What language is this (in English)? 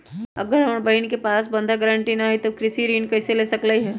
Magahi